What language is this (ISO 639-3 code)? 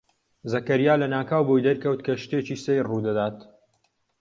ckb